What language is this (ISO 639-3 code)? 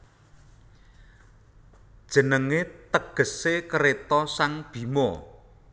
jav